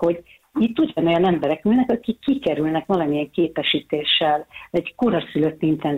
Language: Hungarian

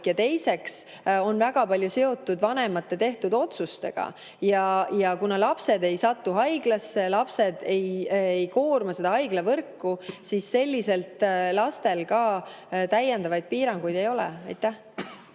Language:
Estonian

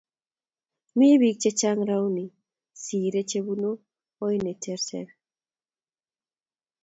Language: Kalenjin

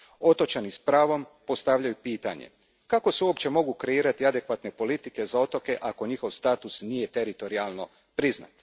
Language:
Croatian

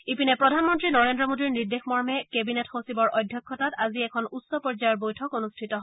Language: Assamese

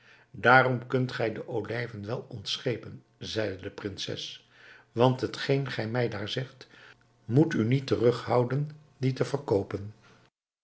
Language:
Dutch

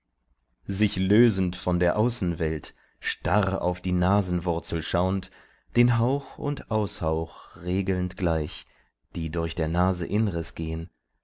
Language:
German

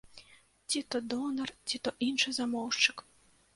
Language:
Belarusian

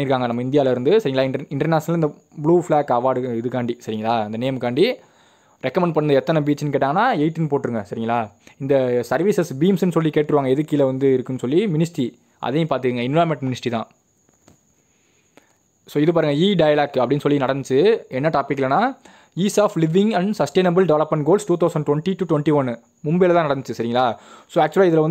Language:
Indonesian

